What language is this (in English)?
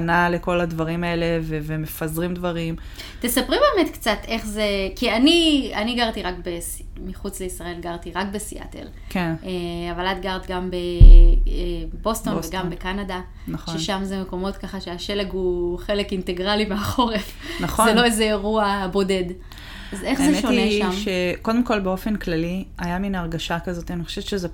Hebrew